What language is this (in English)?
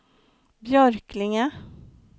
Swedish